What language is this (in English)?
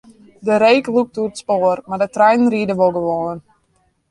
Western Frisian